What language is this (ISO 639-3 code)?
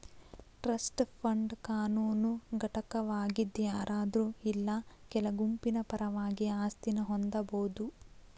kan